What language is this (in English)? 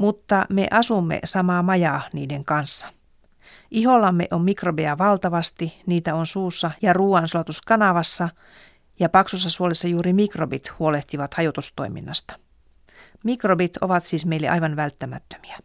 Finnish